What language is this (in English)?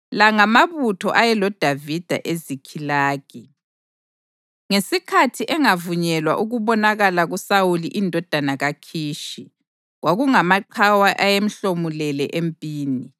North Ndebele